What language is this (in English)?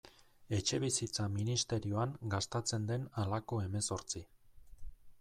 Basque